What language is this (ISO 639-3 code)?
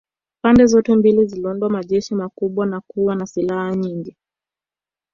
swa